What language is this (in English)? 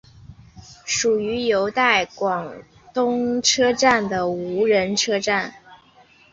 Chinese